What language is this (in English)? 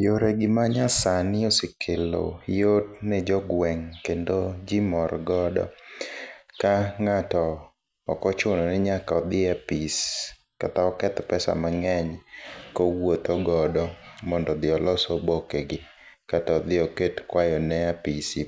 Luo (Kenya and Tanzania)